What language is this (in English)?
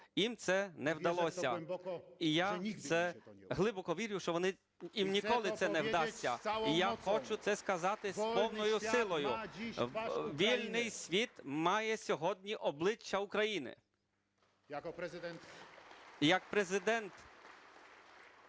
Ukrainian